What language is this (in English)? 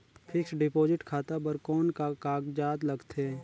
Chhattisgarhi